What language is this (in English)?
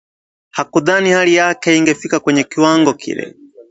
Swahili